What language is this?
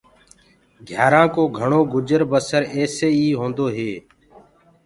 Gurgula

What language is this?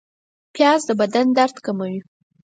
Pashto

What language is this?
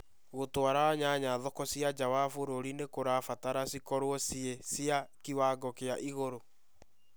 Kikuyu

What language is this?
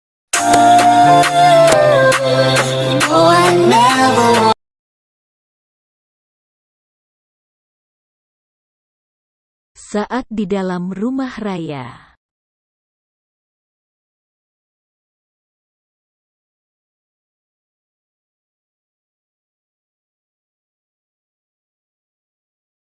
Indonesian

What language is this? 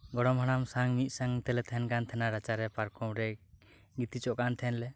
Santali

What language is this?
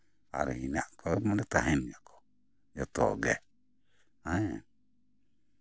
Santali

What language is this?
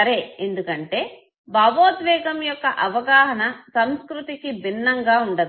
Telugu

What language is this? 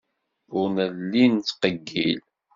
Kabyle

